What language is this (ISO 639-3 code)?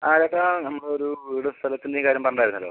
mal